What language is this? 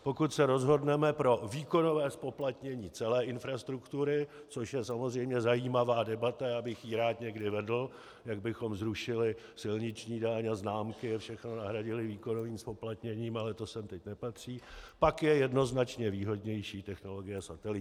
Czech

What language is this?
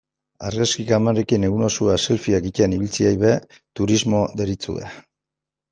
Basque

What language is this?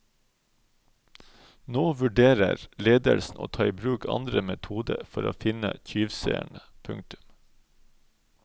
Norwegian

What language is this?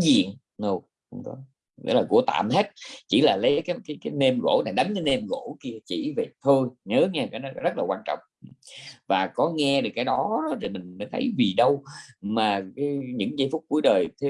Vietnamese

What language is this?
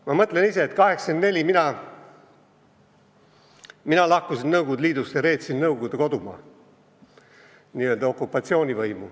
Estonian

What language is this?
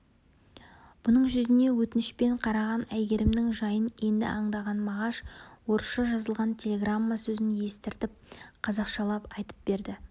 Kazakh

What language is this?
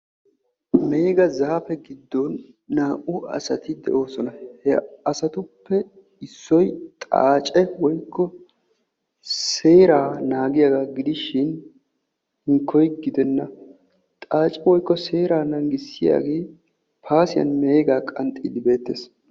Wolaytta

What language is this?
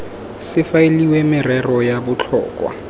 Tswana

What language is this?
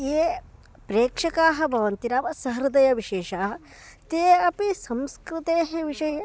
Sanskrit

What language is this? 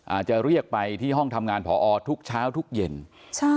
Thai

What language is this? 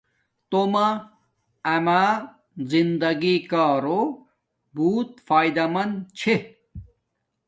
Domaaki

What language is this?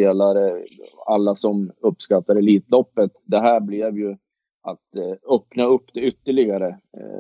Swedish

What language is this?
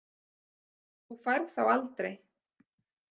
Icelandic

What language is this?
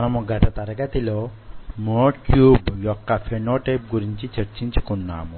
Telugu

